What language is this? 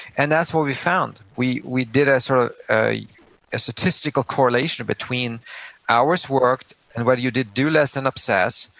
English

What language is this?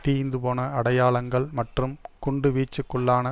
Tamil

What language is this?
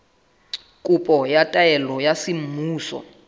Southern Sotho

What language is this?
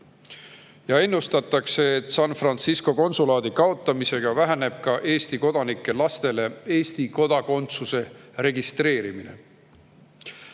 Estonian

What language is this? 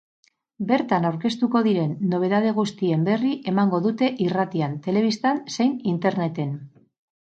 Basque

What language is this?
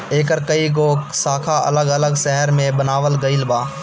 Bhojpuri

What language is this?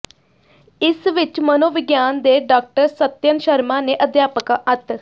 Punjabi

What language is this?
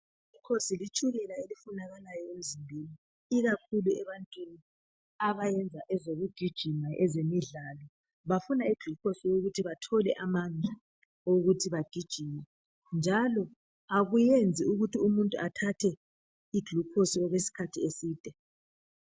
North Ndebele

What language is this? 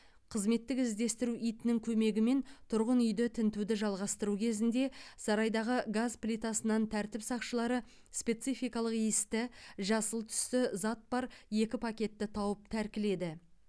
Kazakh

